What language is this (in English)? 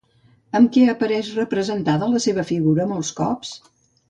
Catalan